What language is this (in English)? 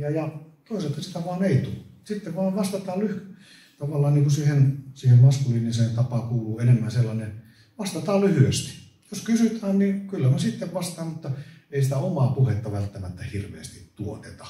Finnish